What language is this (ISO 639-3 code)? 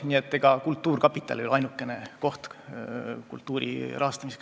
est